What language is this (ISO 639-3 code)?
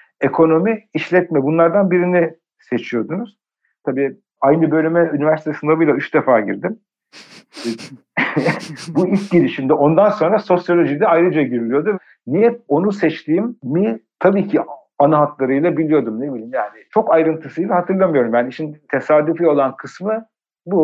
tur